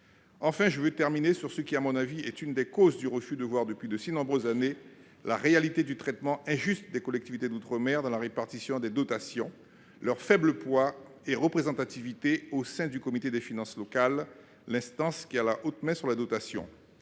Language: French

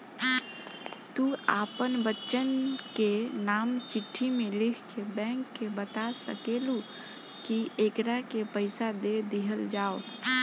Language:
Bhojpuri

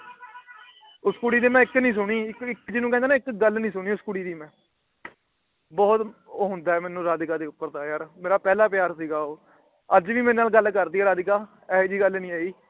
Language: Punjabi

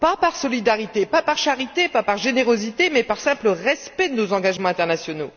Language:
French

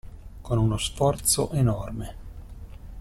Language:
Italian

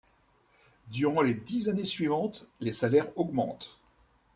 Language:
French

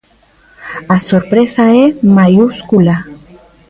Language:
Galician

